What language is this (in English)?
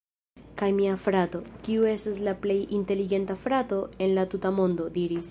Esperanto